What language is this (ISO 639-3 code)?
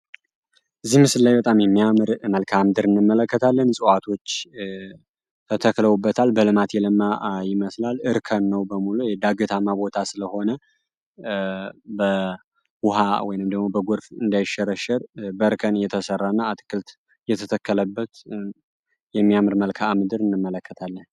amh